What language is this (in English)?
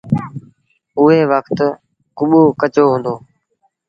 Sindhi Bhil